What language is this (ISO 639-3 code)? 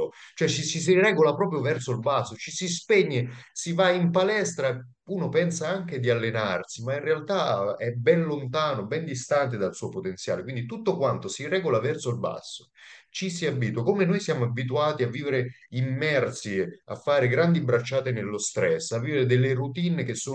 ita